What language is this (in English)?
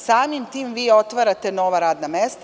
Serbian